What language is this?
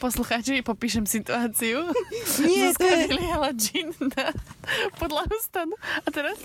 Slovak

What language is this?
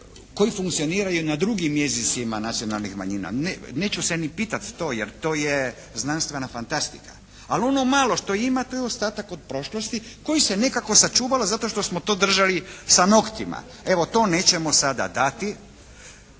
Croatian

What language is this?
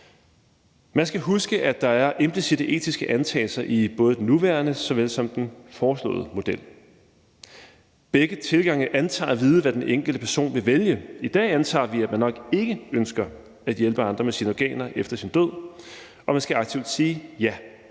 Danish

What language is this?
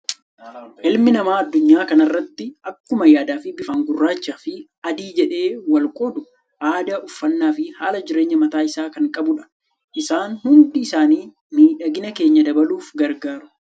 Oromo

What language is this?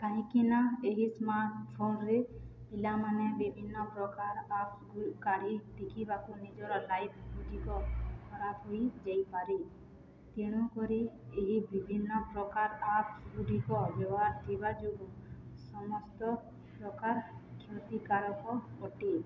Odia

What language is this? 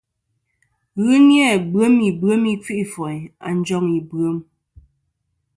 Kom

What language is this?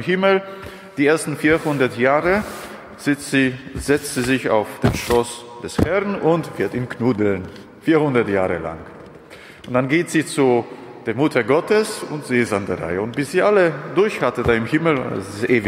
German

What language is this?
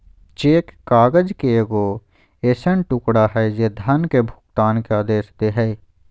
Magahi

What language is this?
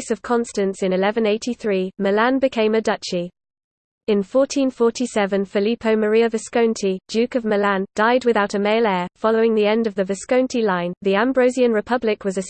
English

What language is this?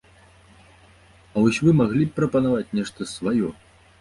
Belarusian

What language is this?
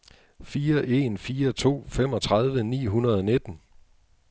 Danish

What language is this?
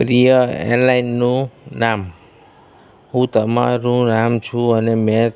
Gujarati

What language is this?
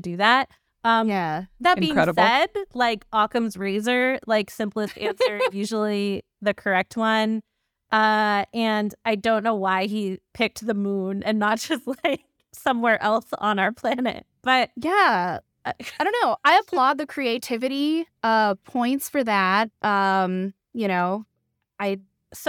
English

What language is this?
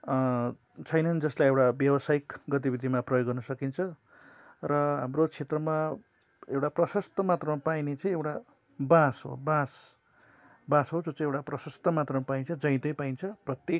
Nepali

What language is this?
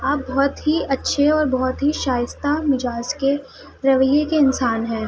Urdu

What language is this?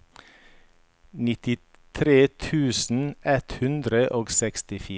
Norwegian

